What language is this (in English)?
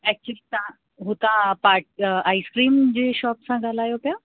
Sindhi